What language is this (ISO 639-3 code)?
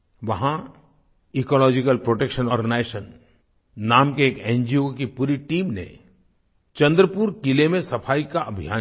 hin